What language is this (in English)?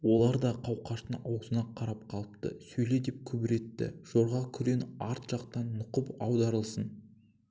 Kazakh